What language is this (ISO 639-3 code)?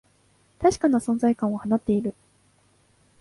jpn